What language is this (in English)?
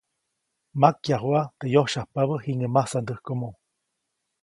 Copainalá Zoque